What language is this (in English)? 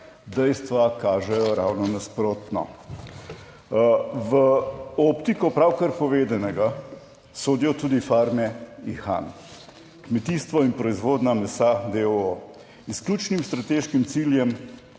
Slovenian